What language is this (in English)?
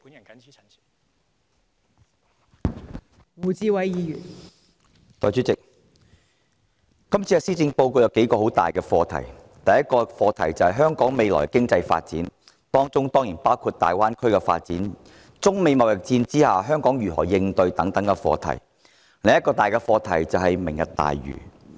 Cantonese